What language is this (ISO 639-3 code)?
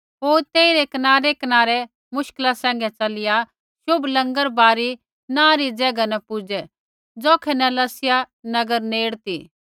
kfx